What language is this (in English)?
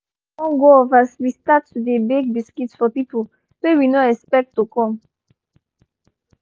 Nigerian Pidgin